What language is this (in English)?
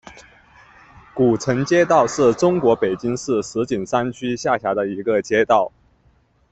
Chinese